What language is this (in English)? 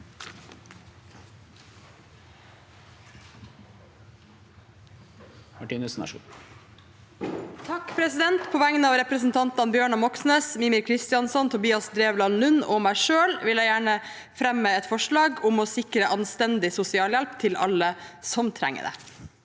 Norwegian